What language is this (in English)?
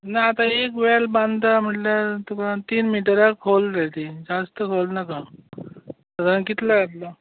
Konkani